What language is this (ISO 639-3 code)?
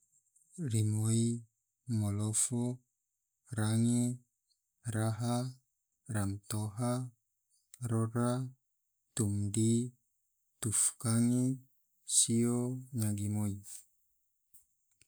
tvo